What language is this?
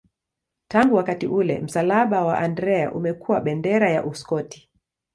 Swahili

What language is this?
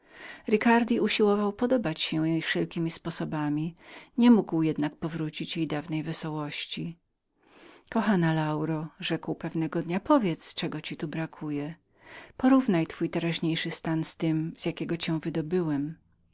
Polish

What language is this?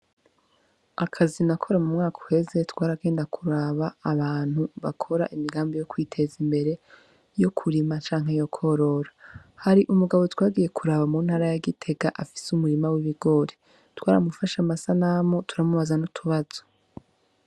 Rundi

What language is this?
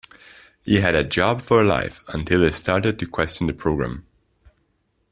English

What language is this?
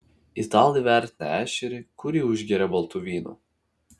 Lithuanian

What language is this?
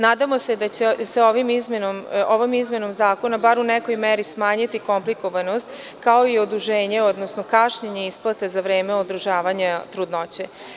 Serbian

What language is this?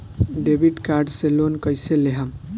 Bhojpuri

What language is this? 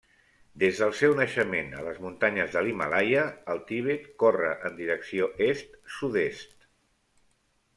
Catalan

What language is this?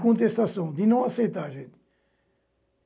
Portuguese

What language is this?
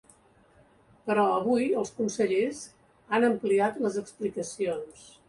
Catalan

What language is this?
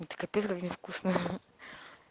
Russian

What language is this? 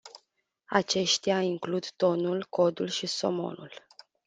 Romanian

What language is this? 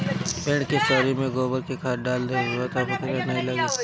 Bhojpuri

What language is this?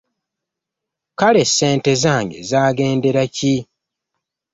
Ganda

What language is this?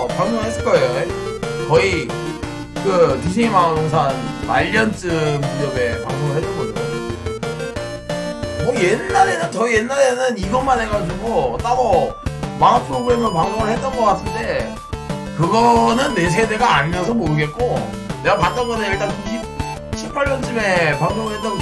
Korean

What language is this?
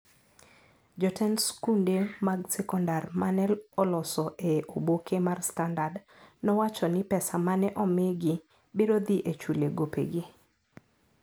Luo (Kenya and Tanzania)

